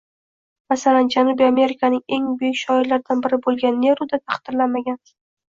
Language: Uzbek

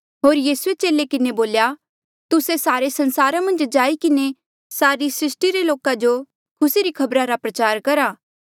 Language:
Mandeali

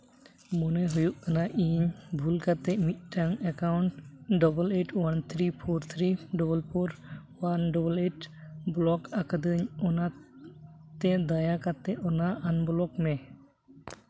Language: Santali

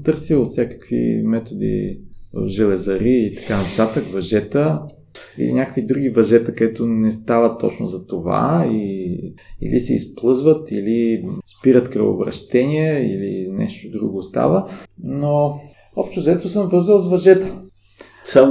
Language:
Bulgarian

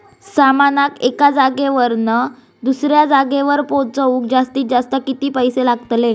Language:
Marathi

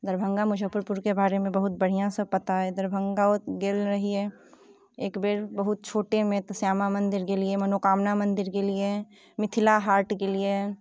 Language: Maithili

